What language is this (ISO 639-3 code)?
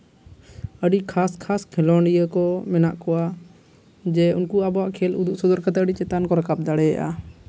sat